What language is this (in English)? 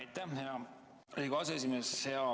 Estonian